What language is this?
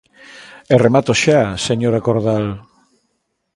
Galician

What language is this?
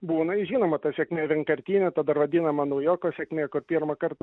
Lithuanian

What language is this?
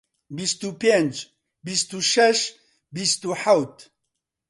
Central Kurdish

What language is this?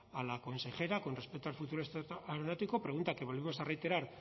Spanish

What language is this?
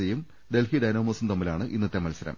Malayalam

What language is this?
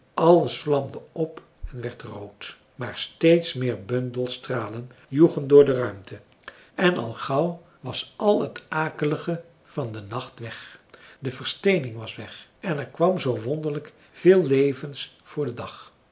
Dutch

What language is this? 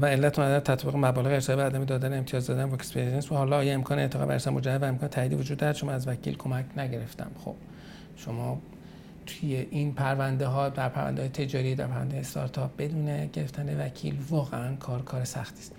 Persian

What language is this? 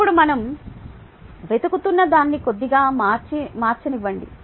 Telugu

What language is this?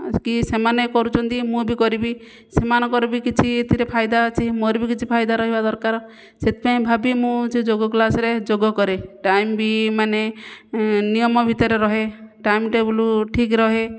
Odia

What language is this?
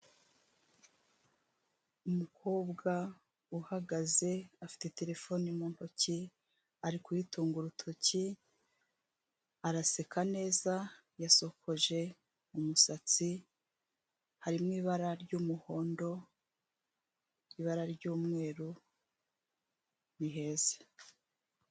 Kinyarwanda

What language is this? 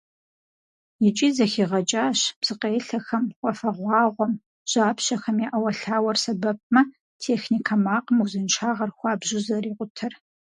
Kabardian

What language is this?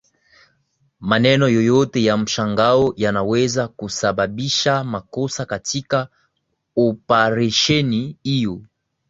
Swahili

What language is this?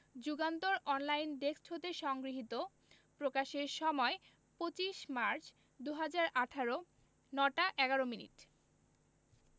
Bangla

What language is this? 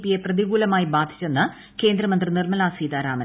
Malayalam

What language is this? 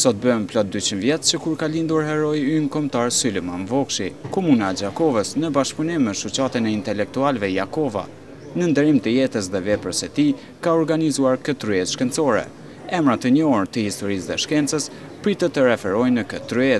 Romanian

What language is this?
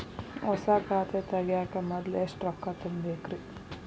Kannada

